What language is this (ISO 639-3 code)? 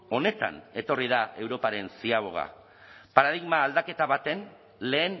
eus